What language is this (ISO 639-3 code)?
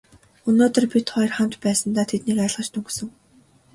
mon